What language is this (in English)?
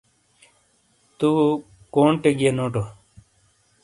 Shina